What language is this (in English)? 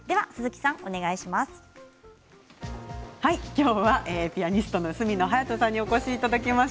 Japanese